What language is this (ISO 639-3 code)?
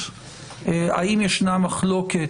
heb